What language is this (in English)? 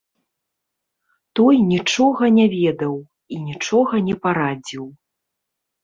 Belarusian